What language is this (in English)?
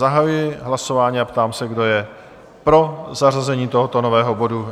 Czech